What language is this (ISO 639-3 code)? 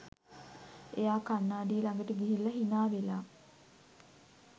sin